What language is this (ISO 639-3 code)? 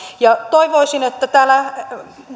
fin